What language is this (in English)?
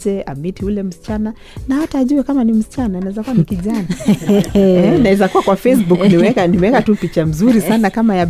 Swahili